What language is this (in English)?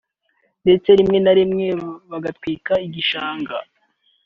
Kinyarwanda